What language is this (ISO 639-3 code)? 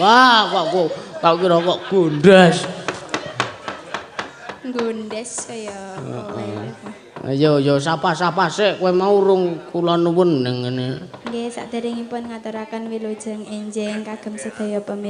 ind